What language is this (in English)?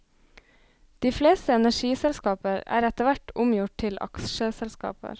Norwegian